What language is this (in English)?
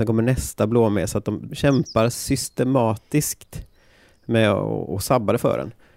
Swedish